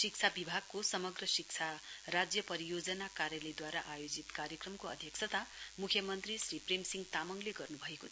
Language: Nepali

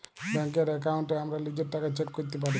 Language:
Bangla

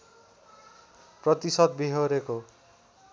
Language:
Nepali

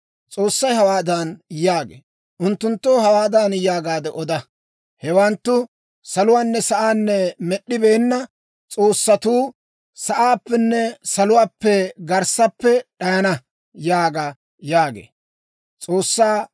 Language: Dawro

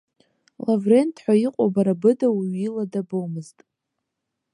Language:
Abkhazian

